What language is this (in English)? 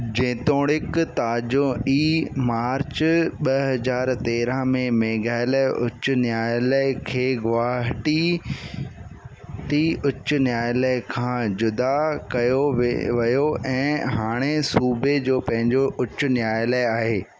Sindhi